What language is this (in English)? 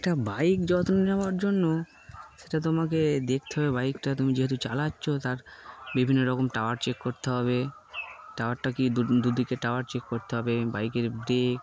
Bangla